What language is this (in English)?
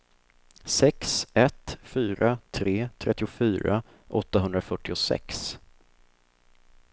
Swedish